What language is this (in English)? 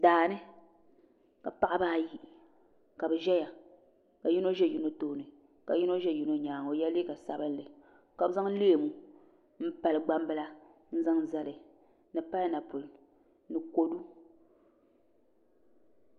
Dagbani